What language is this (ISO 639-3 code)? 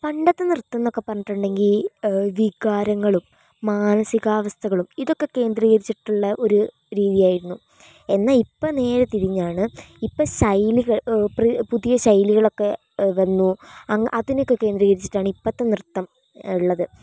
mal